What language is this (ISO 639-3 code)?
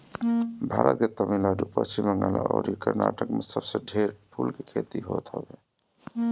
bho